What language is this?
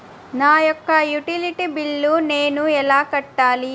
Telugu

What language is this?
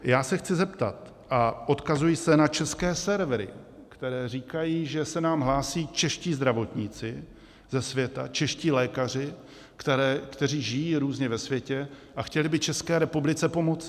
Czech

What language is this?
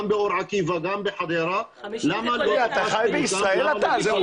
Hebrew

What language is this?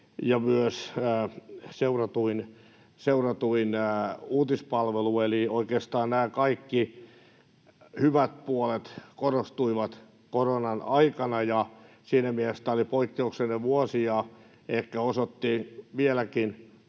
Finnish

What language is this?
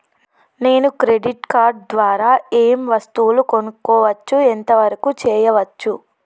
Telugu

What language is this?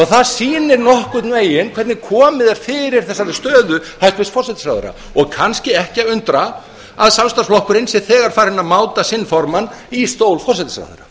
Icelandic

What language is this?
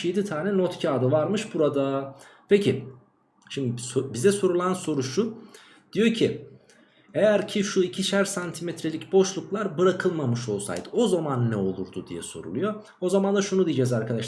Turkish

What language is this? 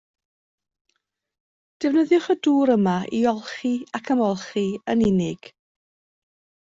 Welsh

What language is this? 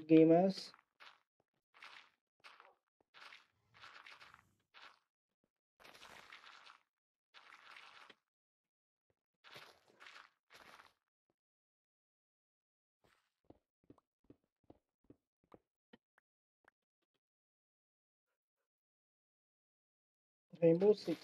Hungarian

